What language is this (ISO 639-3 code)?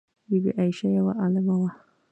pus